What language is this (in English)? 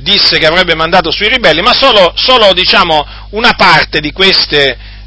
Italian